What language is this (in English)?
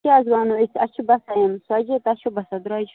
Kashmiri